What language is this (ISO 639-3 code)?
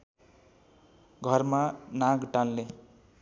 nep